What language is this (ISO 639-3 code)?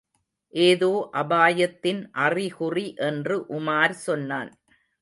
tam